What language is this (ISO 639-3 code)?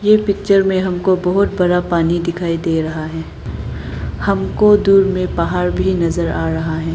hin